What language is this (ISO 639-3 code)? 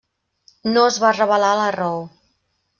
cat